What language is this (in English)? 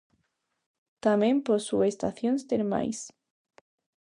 Galician